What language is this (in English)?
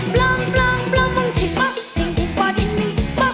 Thai